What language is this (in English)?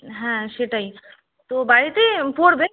Bangla